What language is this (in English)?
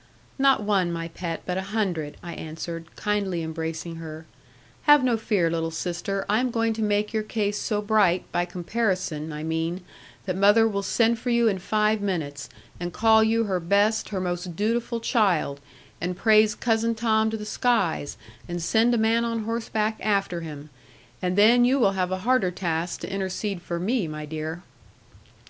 English